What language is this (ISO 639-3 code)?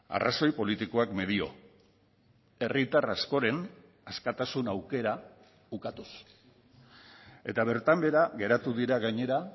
eus